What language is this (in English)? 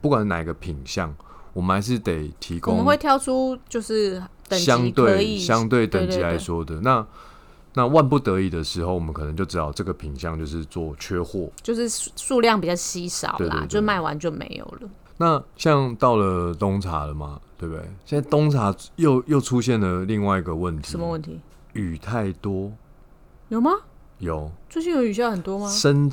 Chinese